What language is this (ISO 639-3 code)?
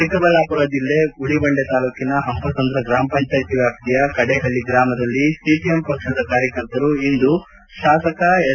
kan